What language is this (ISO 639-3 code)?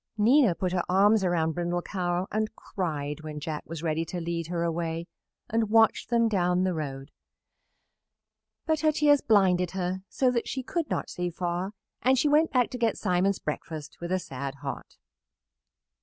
eng